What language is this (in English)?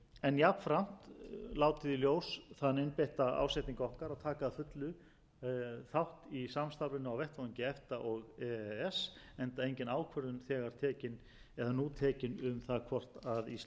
Icelandic